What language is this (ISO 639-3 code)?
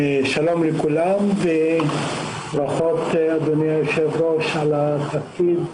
heb